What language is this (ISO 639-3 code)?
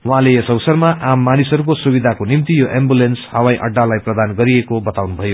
nep